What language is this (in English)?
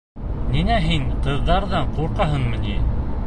Bashkir